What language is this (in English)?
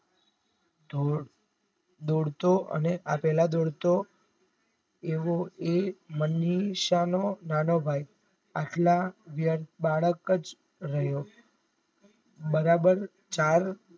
Gujarati